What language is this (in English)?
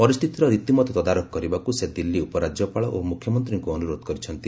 Odia